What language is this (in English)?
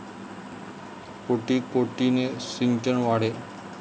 Marathi